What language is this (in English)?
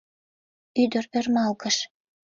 Mari